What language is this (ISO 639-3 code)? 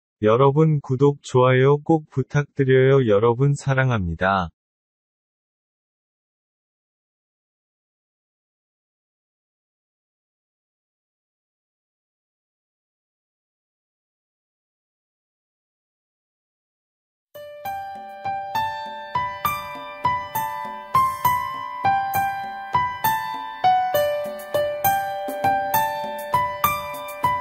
kor